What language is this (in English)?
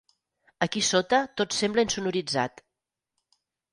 Catalan